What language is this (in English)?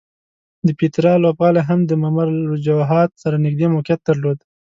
Pashto